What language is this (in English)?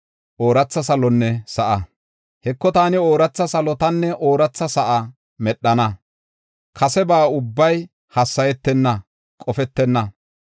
Gofa